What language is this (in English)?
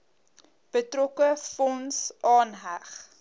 Afrikaans